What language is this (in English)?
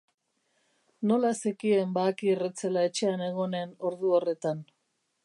Basque